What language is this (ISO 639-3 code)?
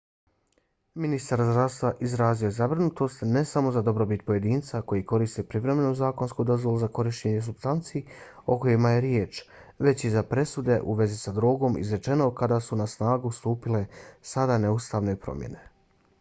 bos